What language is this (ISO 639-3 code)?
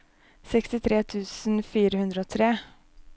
nor